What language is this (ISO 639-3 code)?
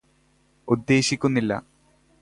mal